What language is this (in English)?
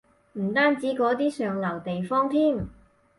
Cantonese